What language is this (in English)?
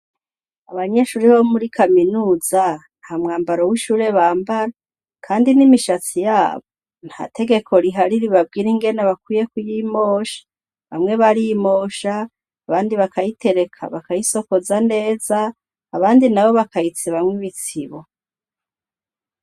Rundi